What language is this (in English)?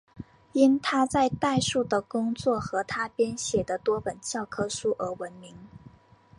Chinese